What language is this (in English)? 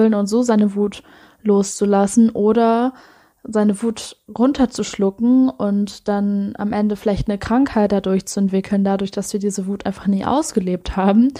German